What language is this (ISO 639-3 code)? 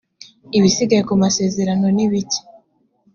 kin